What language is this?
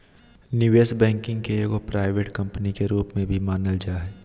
Magahi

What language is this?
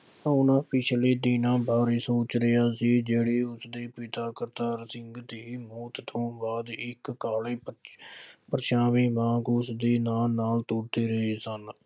Punjabi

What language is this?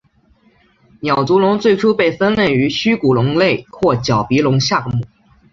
Chinese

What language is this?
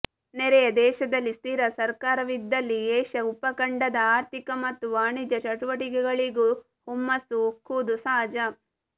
Kannada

